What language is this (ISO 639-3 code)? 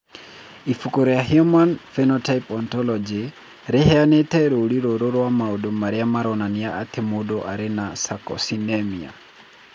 kik